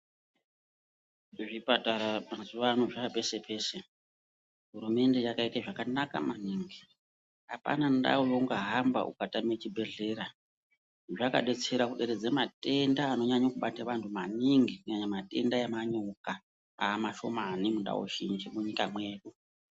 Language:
Ndau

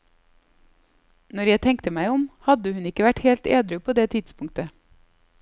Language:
Norwegian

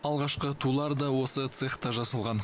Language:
Kazakh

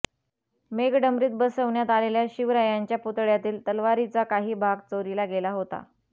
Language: Marathi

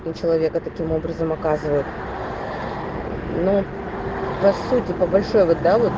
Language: Russian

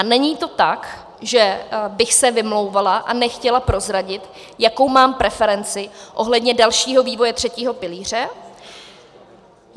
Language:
Czech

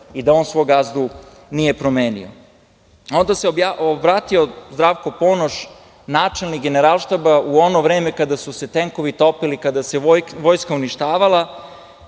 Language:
Serbian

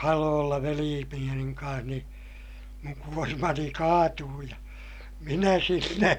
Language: Finnish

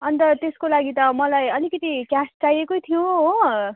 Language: Nepali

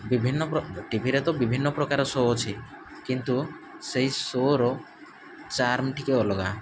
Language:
Odia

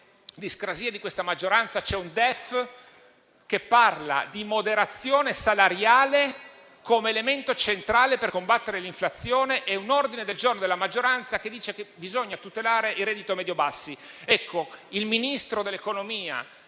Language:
Italian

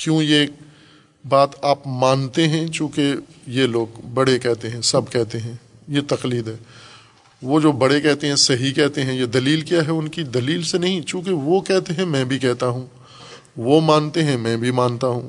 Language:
Urdu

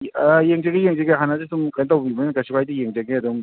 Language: Manipuri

